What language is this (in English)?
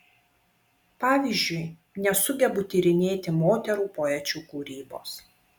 Lithuanian